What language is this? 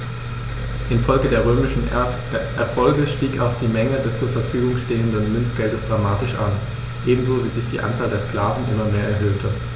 German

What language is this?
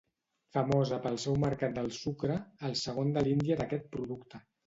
Catalan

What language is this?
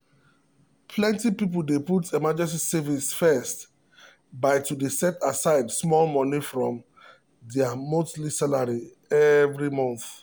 Nigerian Pidgin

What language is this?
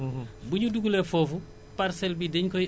Wolof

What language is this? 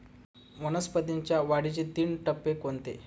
Marathi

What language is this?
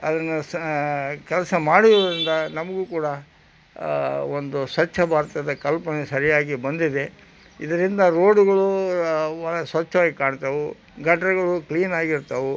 Kannada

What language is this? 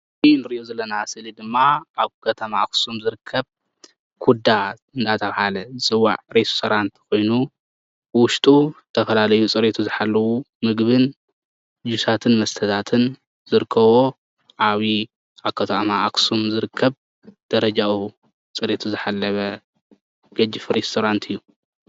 Tigrinya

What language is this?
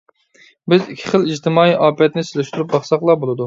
Uyghur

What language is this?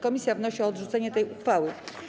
Polish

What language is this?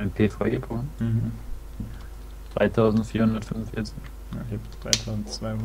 German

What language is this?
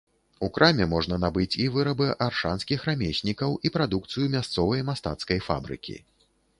Belarusian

